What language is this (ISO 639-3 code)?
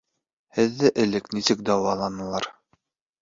bak